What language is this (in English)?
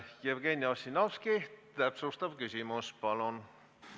Estonian